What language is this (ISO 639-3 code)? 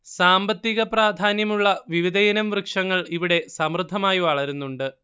mal